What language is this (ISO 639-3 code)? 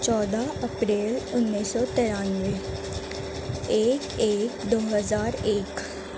urd